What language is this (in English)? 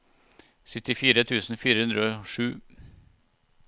Norwegian